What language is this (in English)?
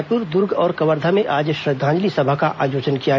Hindi